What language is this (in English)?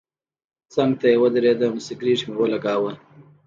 Pashto